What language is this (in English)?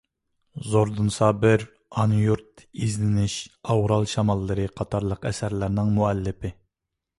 Uyghur